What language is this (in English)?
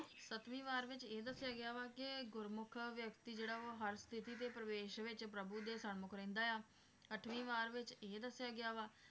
Punjabi